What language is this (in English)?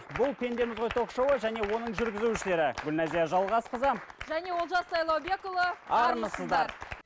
Kazakh